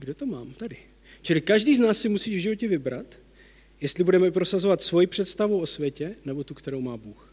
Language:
Czech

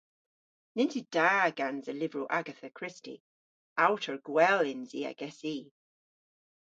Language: Cornish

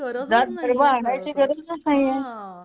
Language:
Marathi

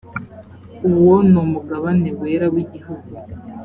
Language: Kinyarwanda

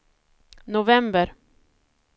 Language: Swedish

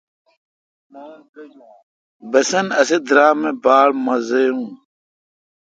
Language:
Kalkoti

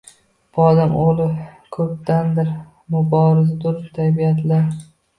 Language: Uzbek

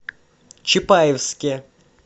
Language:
Russian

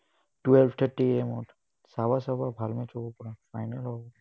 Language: Assamese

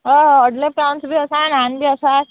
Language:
Konkani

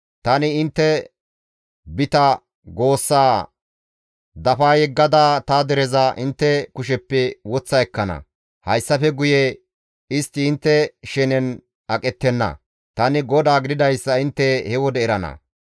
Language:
Gamo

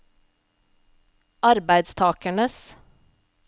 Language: Norwegian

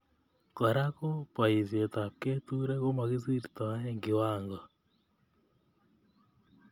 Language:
Kalenjin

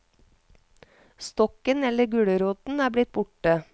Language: Norwegian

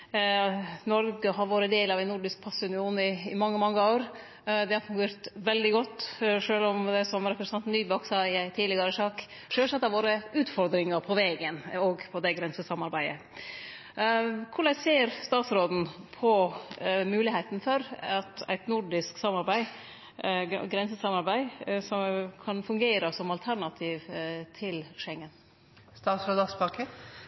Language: Norwegian Nynorsk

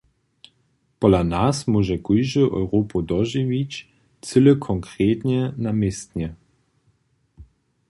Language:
Upper Sorbian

